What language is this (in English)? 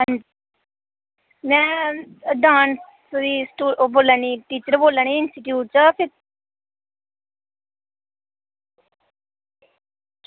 Dogri